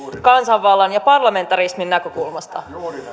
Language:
Finnish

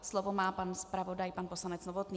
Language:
Czech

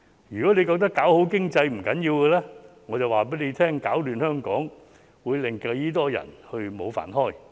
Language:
Cantonese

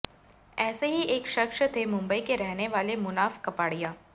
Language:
Hindi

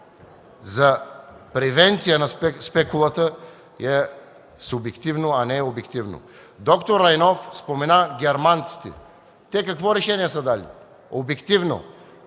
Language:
Bulgarian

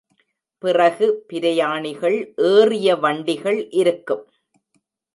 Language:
Tamil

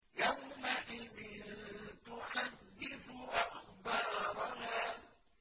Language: Arabic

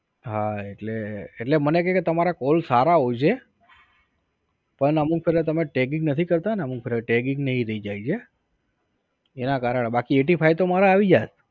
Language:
Gujarati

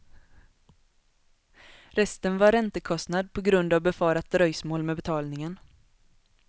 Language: Swedish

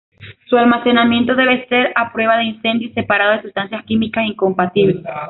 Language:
Spanish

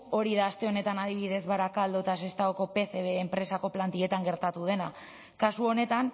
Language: Basque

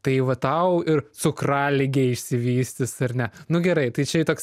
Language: Lithuanian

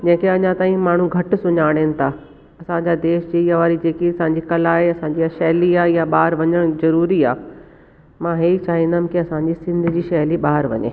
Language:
Sindhi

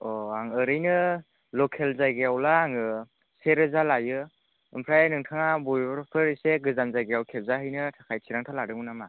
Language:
Bodo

